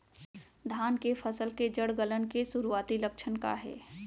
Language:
Chhattisgarhi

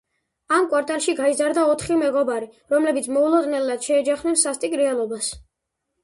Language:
Georgian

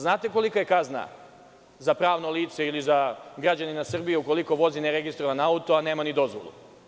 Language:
Serbian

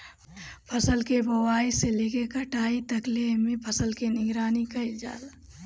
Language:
Bhojpuri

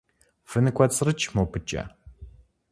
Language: Kabardian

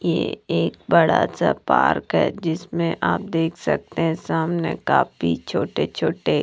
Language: Hindi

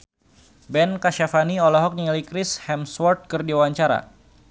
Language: Sundanese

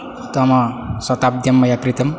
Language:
Sanskrit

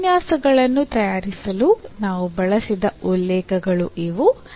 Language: Kannada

